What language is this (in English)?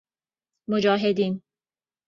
Persian